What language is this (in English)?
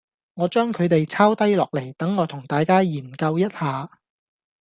Cantonese